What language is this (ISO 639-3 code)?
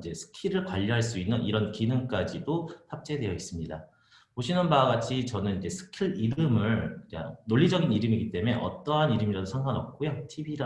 kor